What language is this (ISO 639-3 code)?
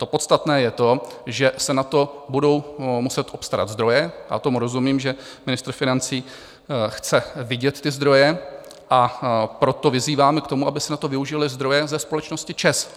ces